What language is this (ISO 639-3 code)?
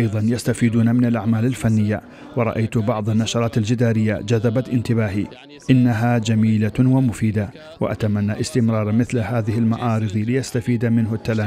ara